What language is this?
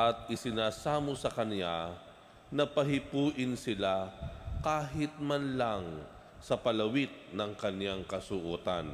Filipino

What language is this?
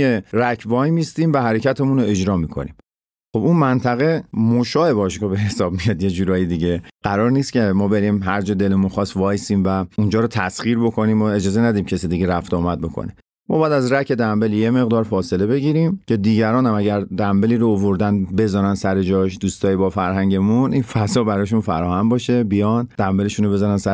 Persian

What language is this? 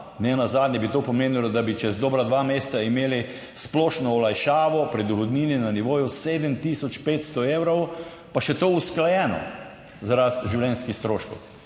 Slovenian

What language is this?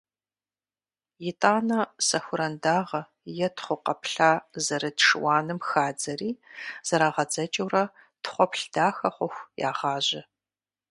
Kabardian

